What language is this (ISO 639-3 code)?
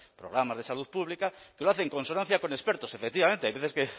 spa